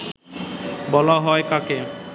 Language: Bangla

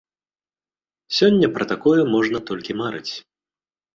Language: Belarusian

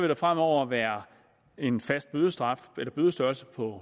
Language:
Danish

